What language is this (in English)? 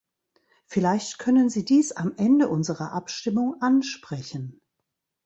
German